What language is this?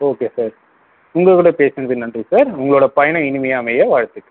Tamil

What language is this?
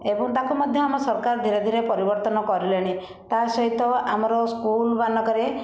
Odia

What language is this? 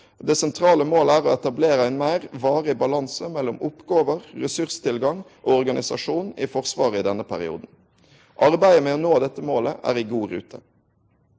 Norwegian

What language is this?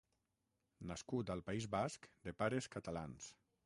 Catalan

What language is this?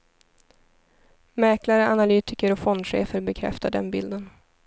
Swedish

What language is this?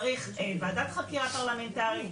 Hebrew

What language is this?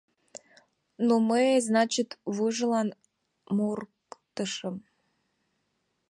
Mari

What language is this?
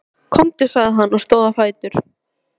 Icelandic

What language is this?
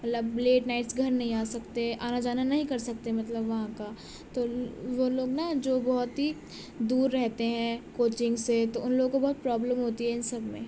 Urdu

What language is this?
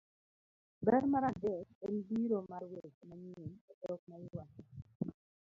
Luo (Kenya and Tanzania)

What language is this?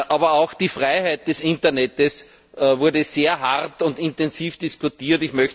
German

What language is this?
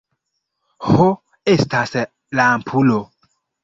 Esperanto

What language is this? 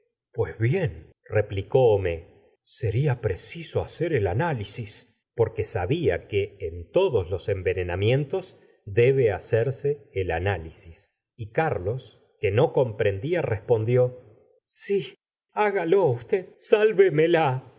Spanish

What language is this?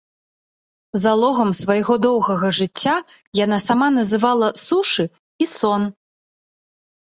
Belarusian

